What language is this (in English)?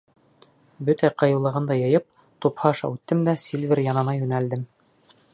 Bashkir